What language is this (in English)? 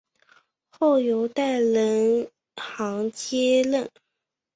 Chinese